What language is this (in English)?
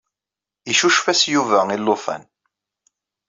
Kabyle